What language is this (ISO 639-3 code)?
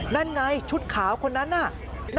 tha